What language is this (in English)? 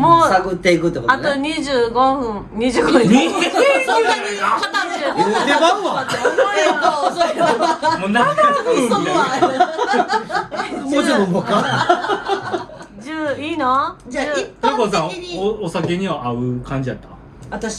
Japanese